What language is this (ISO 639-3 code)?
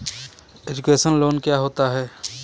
hin